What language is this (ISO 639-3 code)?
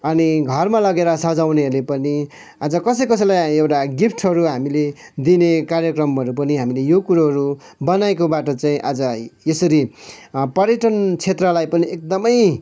nep